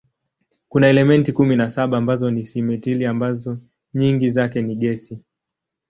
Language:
Swahili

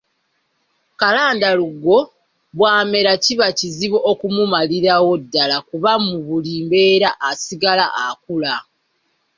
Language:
Ganda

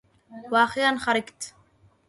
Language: Arabic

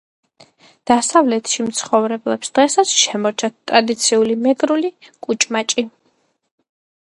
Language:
Georgian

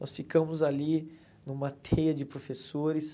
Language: Portuguese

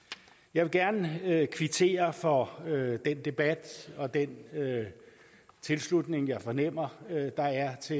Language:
Danish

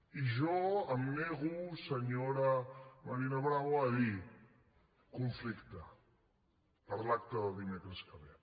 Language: Catalan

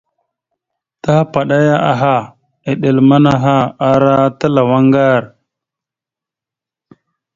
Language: Mada (Cameroon)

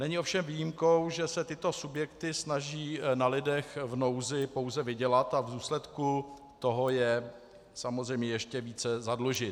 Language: Czech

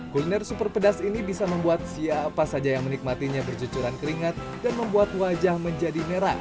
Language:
Indonesian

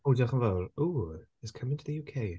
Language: Welsh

